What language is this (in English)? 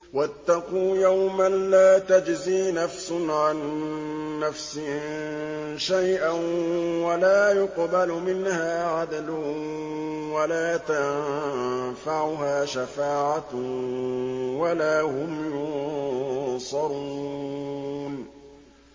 Arabic